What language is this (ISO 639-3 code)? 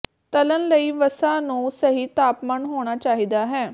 pan